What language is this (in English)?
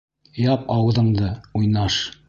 Bashkir